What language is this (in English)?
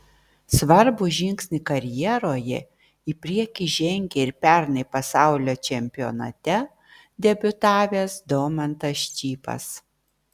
Lithuanian